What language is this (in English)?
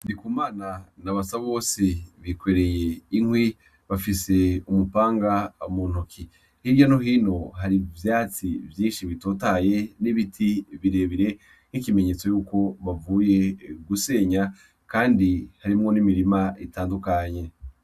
Rundi